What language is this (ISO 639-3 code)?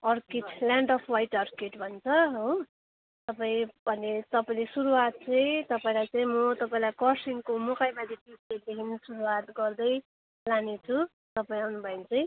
nep